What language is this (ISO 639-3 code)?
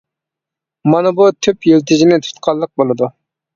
uig